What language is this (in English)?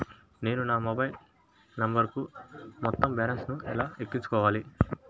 Telugu